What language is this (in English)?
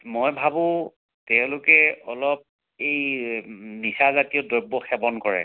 Assamese